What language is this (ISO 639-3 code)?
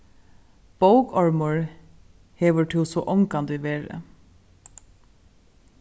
fao